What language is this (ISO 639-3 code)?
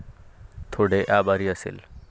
mar